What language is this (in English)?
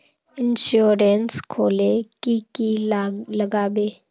Magahi